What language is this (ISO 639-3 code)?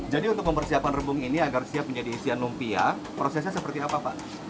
ind